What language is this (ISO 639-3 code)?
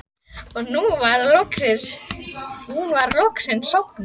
isl